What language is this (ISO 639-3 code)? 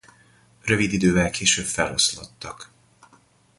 hun